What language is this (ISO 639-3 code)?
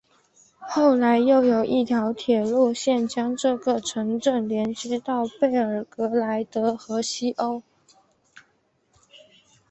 zho